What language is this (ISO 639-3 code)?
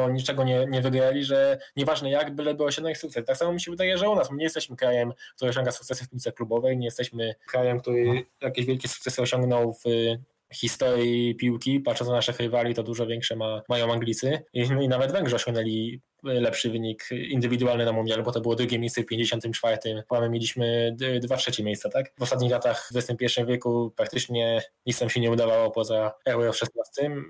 pol